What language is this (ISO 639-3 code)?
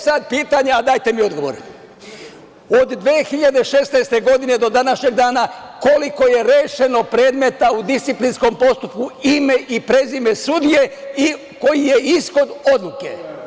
srp